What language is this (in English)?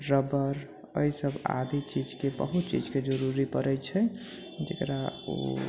Maithili